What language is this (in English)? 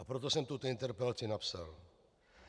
Czech